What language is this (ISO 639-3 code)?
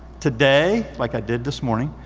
eng